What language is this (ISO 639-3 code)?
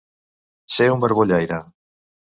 cat